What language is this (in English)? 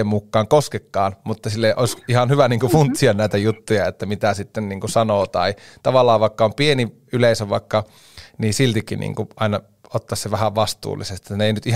Finnish